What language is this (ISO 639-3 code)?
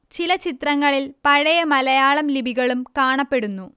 mal